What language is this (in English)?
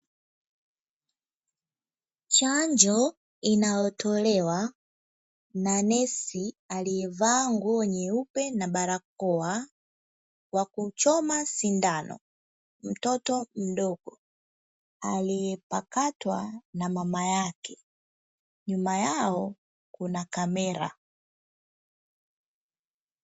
Swahili